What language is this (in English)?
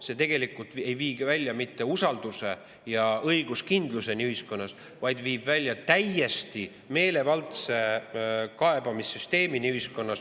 Estonian